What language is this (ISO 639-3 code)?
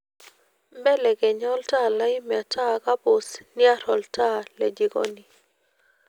mas